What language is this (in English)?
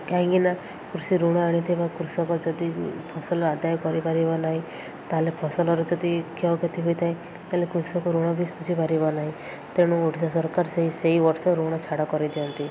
Odia